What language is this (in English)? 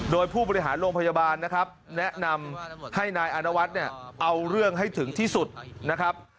Thai